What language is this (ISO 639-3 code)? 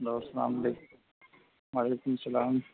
urd